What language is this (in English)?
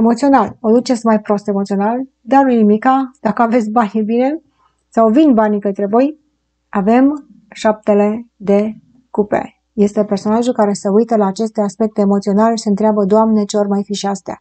Romanian